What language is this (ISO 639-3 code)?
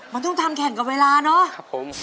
tha